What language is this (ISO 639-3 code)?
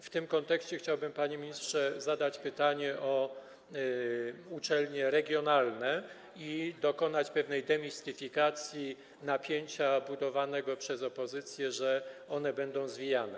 pol